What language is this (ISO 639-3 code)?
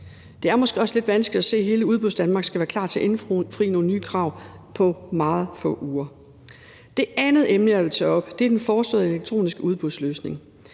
dan